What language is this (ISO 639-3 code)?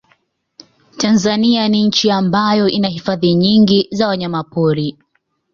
swa